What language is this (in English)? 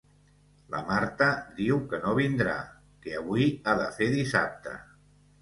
Catalan